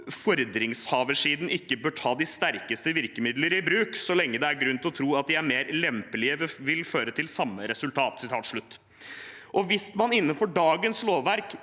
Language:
Norwegian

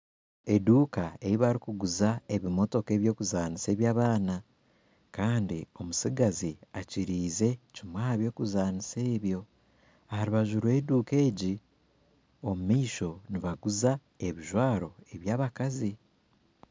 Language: Nyankole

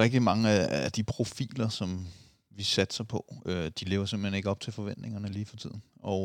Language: Danish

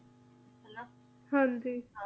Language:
Punjabi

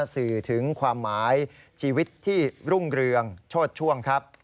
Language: Thai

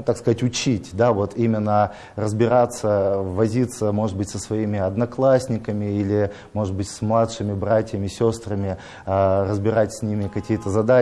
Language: Russian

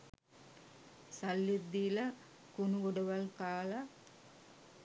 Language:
Sinhala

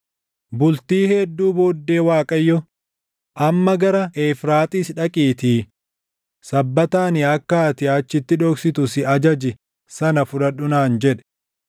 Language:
Oromo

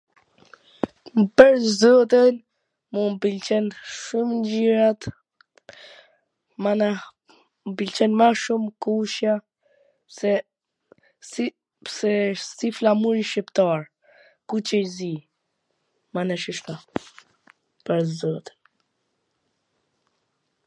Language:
Gheg Albanian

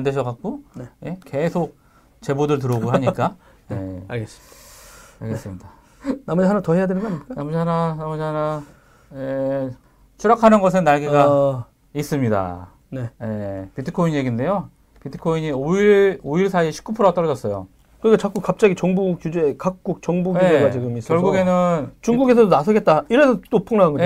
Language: Korean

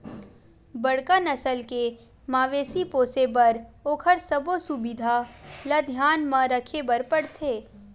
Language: Chhattisgarhi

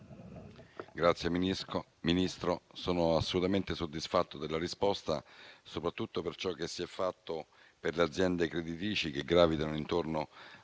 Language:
Italian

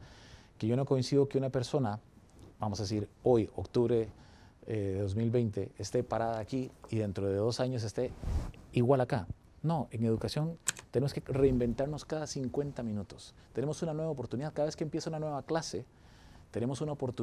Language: Spanish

